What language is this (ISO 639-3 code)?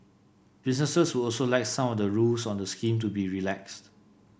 eng